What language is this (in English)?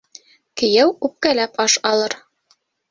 Bashkir